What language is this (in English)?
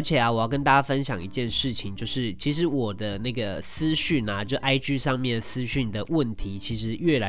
Chinese